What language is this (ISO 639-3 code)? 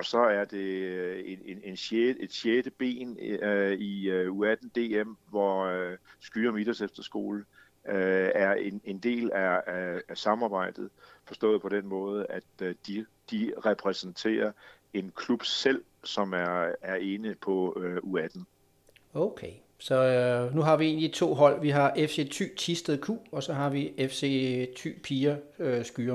dan